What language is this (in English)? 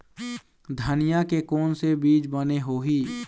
Chhattisgarhi